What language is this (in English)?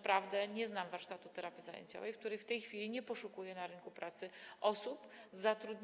Polish